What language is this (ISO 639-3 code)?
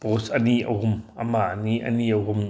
mni